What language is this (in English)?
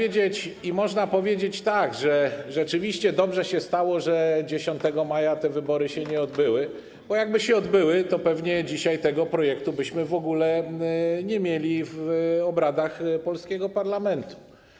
Polish